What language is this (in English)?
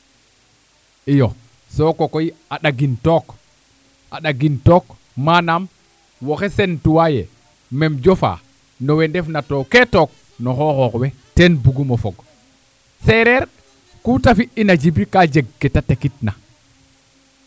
Serer